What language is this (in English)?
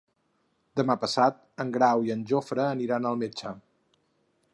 Catalan